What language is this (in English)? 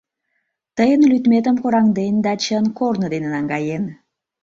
Mari